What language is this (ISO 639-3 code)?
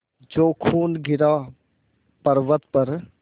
hin